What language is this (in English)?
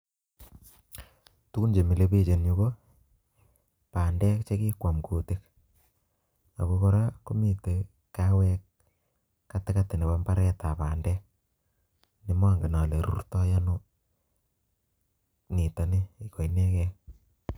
Kalenjin